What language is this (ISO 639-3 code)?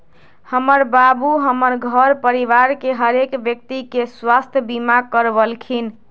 mag